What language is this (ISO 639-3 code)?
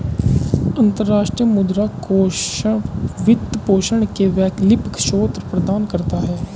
hin